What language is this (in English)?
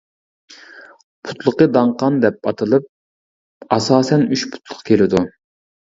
Uyghur